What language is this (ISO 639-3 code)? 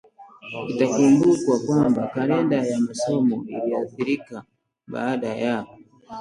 swa